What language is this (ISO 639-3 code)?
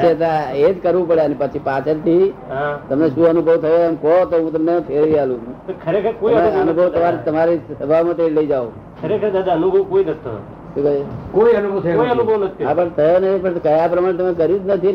guj